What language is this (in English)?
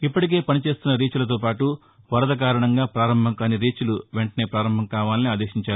Telugu